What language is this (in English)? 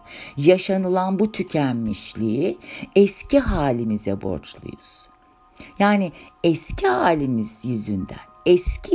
Turkish